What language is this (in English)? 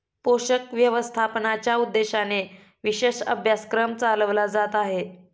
Marathi